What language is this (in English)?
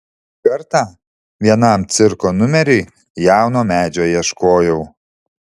Lithuanian